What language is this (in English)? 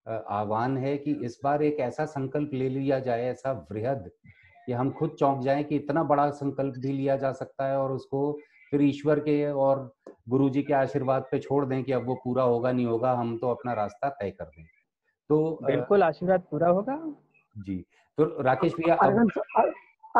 Hindi